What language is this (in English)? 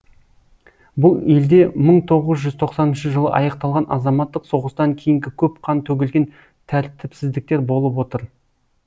Kazakh